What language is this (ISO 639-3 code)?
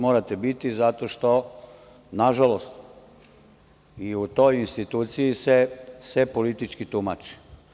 srp